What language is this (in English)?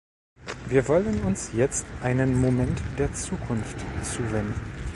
German